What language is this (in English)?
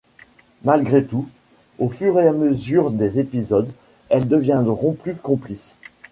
French